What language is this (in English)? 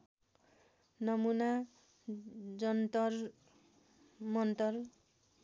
Nepali